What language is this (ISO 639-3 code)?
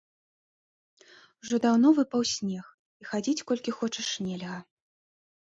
bel